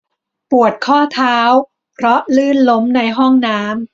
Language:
Thai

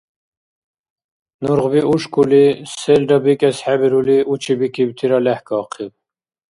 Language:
Dargwa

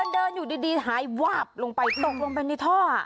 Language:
Thai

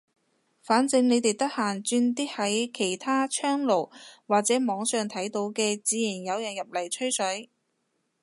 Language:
Cantonese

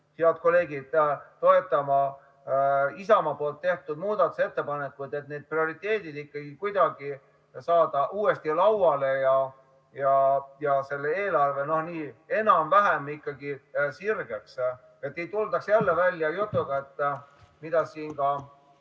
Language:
Estonian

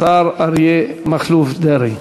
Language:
Hebrew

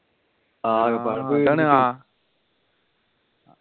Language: Malayalam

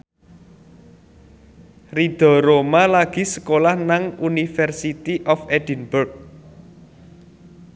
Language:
Javanese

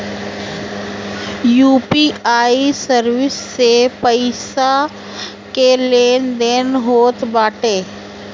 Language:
Bhojpuri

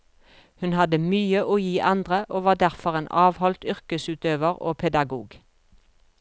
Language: Norwegian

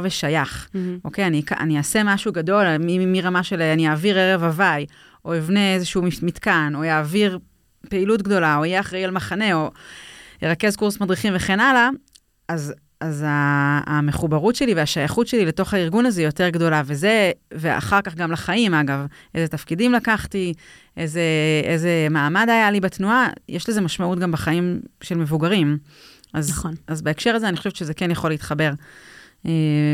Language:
Hebrew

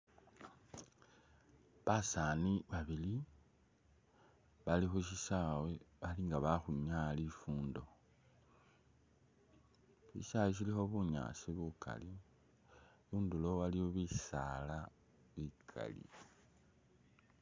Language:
Masaaba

